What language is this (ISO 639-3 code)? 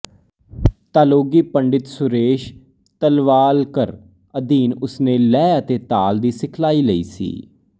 pan